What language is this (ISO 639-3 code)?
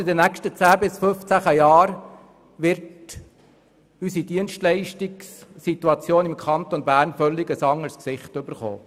gsw